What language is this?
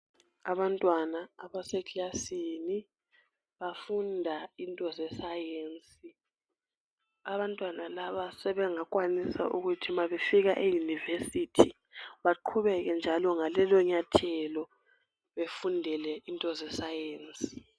North Ndebele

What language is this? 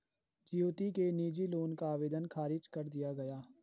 Hindi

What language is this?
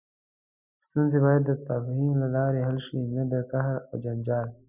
Pashto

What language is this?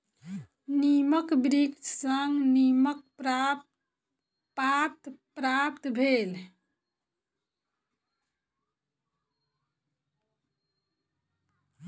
Maithili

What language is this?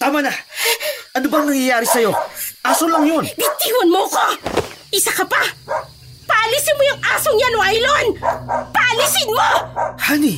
Filipino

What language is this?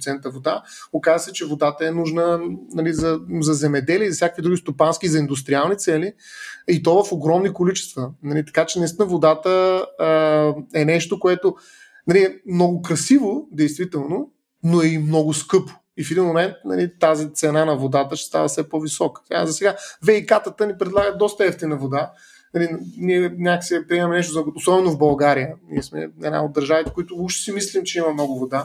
Bulgarian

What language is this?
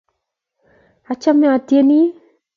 Kalenjin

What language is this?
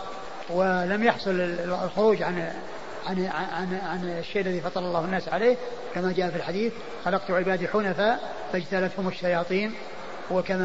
Arabic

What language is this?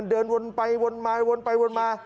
Thai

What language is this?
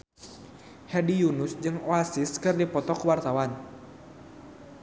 Sundanese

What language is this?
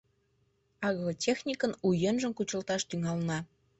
Mari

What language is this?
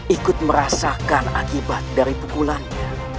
Indonesian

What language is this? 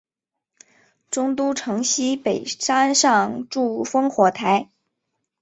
Chinese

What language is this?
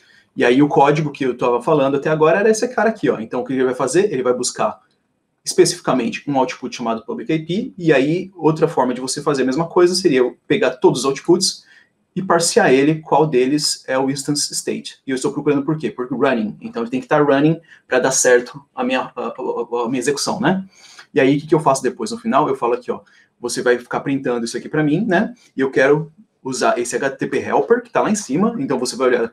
Portuguese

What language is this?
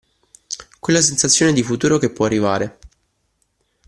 Italian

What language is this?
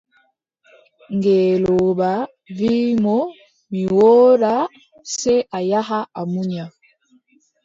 Adamawa Fulfulde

